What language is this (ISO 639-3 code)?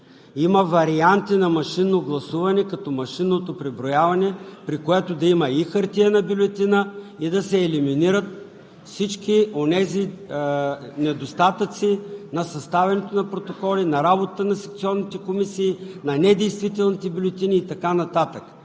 bul